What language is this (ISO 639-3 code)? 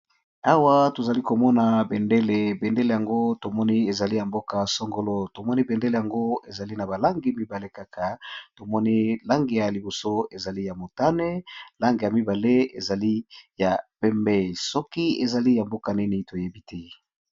lin